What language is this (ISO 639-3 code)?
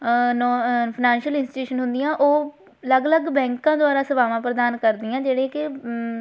pan